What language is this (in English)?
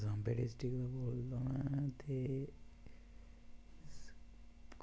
Dogri